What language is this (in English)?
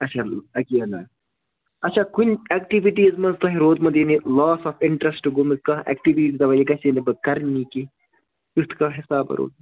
Kashmiri